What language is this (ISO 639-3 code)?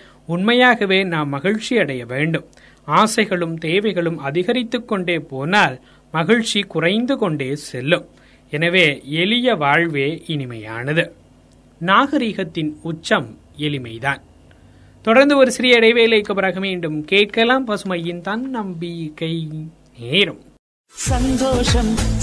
tam